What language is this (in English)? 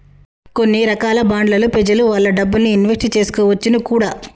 Telugu